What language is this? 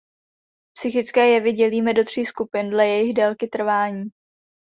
Czech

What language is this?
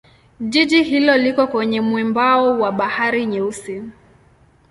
Swahili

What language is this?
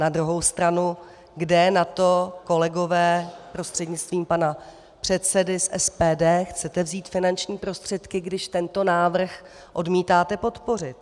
Czech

